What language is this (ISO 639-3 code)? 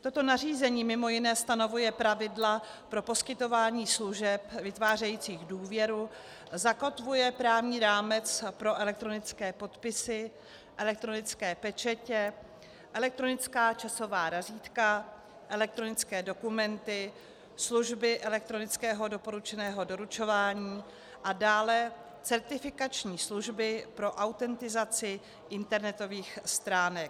ces